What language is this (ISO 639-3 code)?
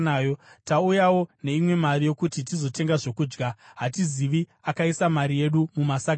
sna